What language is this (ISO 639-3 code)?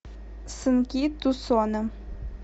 rus